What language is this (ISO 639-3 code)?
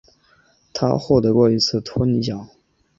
zho